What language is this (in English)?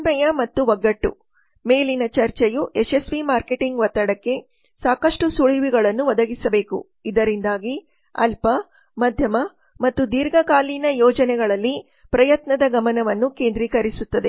Kannada